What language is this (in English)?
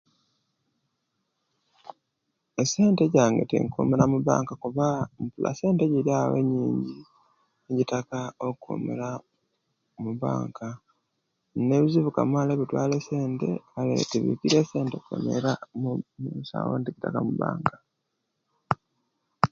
Kenyi